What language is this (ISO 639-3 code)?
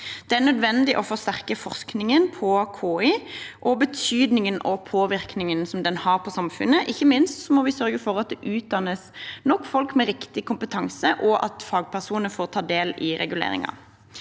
nor